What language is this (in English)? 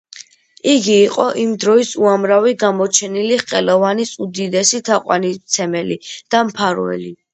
Georgian